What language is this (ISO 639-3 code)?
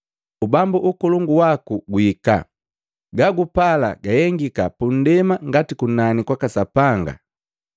mgv